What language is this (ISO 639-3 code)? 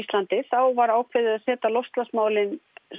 isl